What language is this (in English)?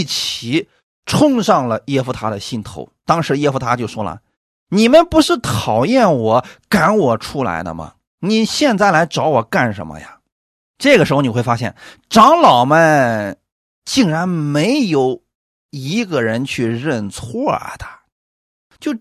Chinese